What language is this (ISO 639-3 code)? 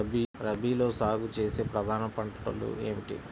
tel